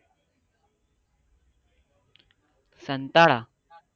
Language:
Gujarati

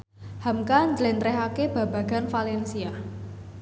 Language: Javanese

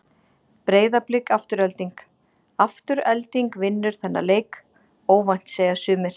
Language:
Icelandic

